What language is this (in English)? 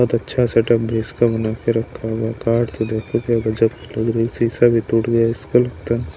Hindi